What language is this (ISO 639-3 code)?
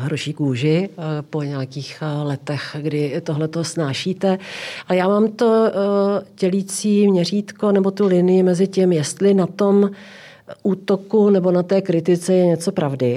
ces